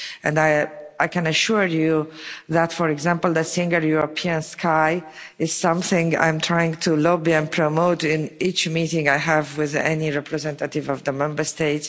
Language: English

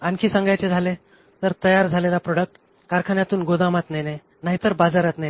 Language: Marathi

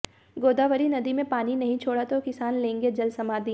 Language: Hindi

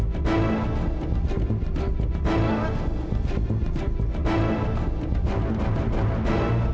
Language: Indonesian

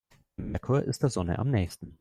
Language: German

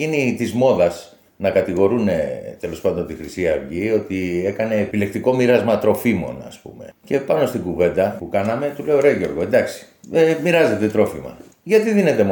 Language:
Greek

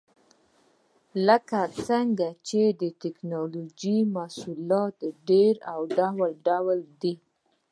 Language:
Pashto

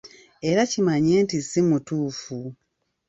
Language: Ganda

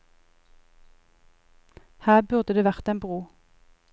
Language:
Norwegian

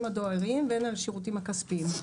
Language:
Hebrew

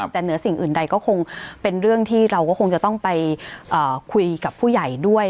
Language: Thai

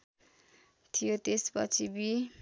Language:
Nepali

